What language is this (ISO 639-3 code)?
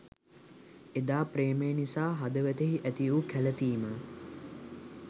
sin